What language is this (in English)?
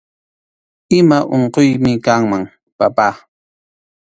Arequipa-La Unión Quechua